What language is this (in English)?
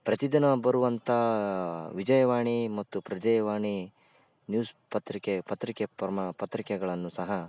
Kannada